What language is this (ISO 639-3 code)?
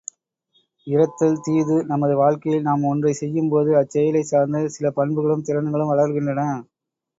tam